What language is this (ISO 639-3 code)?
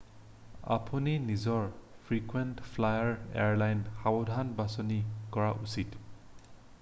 asm